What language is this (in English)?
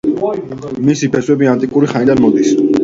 Georgian